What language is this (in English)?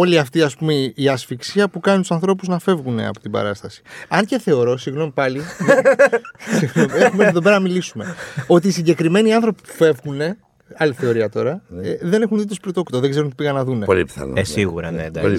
Greek